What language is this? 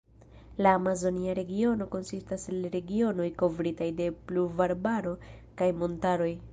Esperanto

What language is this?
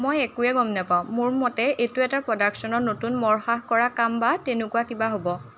Assamese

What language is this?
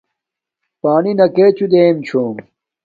Domaaki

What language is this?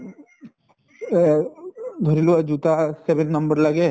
Assamese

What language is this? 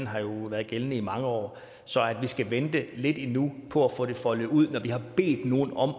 Danish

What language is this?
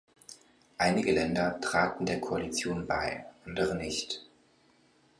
German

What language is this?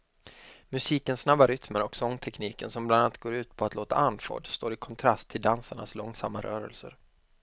Swedish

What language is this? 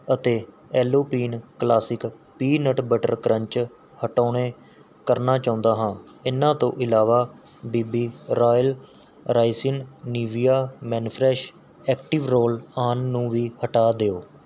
Punjabi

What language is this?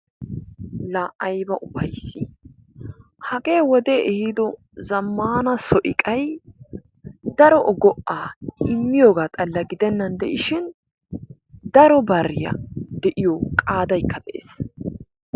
Wolaytta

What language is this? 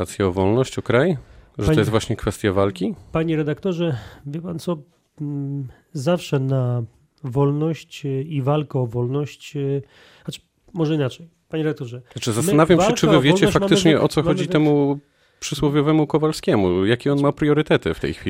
Polish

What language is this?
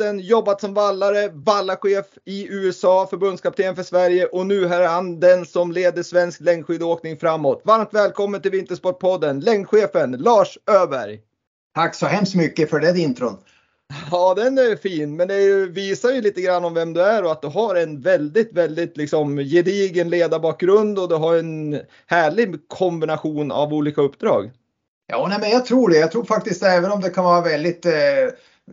Swedish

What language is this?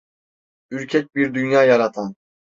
Turkish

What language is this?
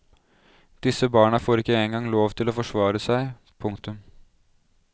Norwegian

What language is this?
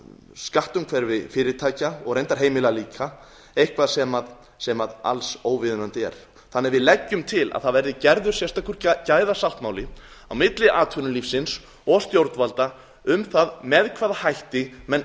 Icelandic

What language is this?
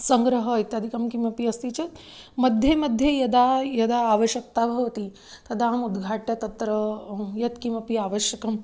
Sanskrit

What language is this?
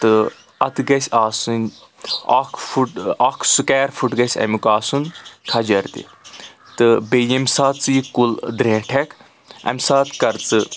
Kashmiri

